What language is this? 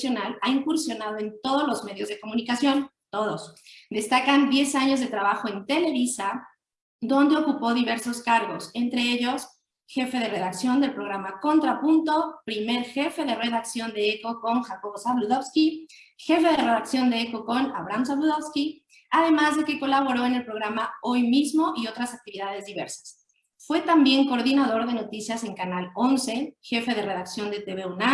Spanish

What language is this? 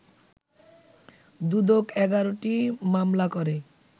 Bangla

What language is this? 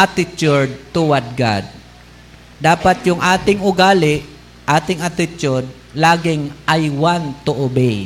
Filipino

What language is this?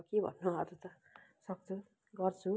Nepali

